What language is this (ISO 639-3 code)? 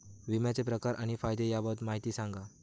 mar